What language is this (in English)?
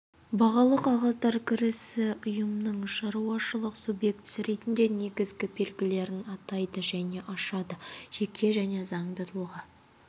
Kazakh